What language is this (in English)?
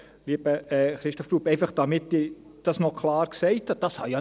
Swiss German